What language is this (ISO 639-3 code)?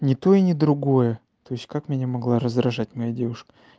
rus